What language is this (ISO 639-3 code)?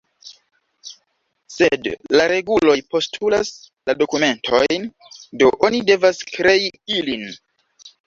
epo